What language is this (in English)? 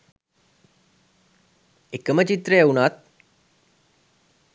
Sinhala